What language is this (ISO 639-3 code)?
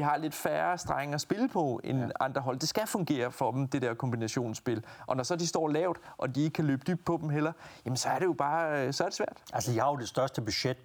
dan